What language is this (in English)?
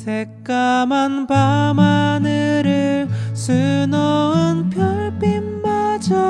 Korean